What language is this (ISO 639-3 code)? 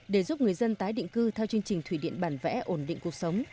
vie